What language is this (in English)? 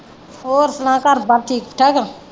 Punjabi